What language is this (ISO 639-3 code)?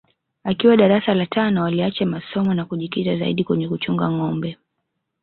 swa